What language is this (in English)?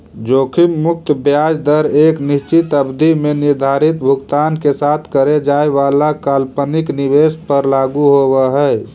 Magahi